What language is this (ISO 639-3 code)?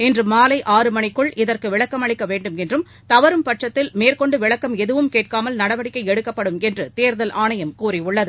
tam